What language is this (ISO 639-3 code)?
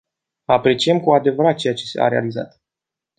ron